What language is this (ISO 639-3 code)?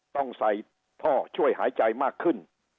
tha